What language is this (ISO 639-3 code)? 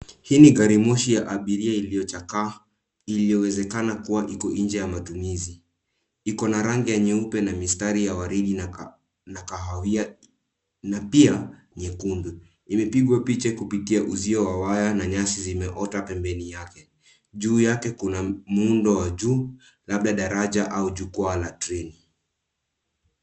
swa